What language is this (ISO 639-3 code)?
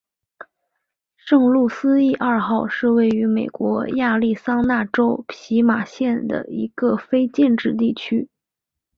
zho